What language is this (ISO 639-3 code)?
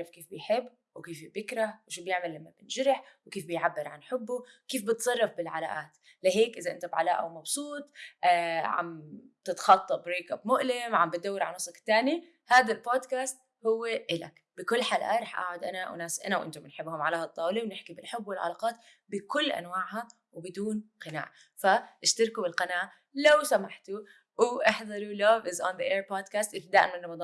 ara